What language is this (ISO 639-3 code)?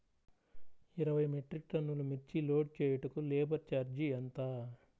tel